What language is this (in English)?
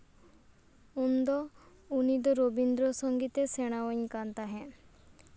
Santali